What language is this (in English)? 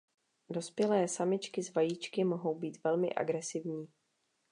Czech